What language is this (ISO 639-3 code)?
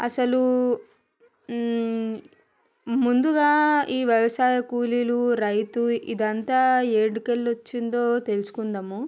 tel